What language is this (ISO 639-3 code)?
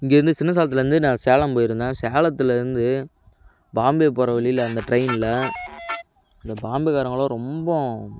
tam